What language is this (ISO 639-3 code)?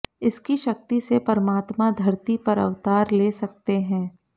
hin